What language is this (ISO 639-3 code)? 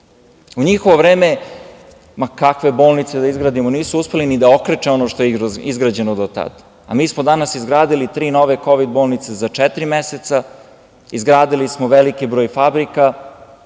srp